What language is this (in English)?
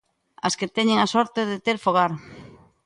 Galician